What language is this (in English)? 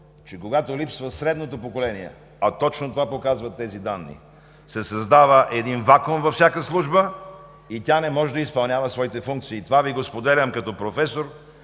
Bulgarian